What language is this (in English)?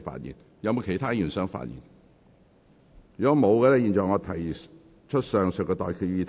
Cantonese